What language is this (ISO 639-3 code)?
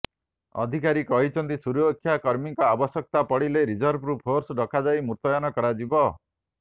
ori